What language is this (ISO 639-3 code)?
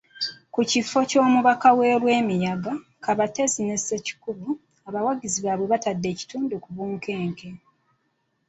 lug